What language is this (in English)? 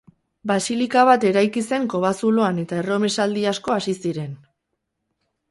Basque